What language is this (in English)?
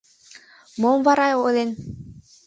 Mari